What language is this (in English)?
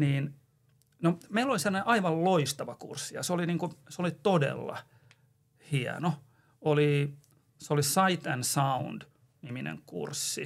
Finnish